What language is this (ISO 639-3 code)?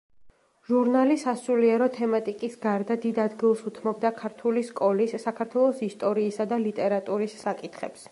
kat